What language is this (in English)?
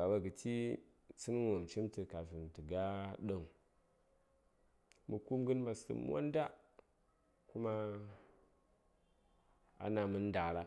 Saya